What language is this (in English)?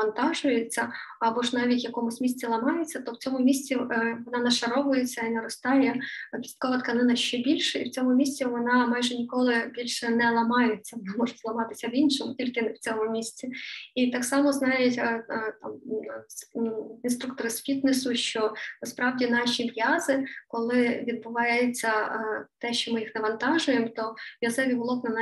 Ukrainian